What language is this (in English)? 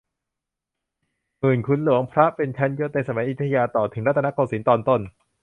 Thai